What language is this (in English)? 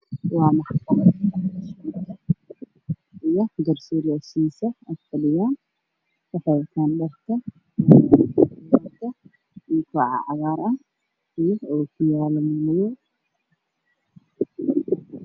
Somali